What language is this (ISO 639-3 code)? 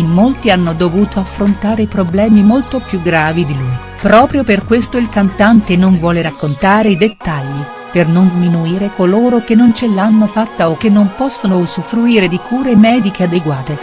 ita